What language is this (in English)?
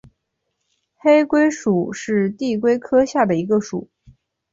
Chinese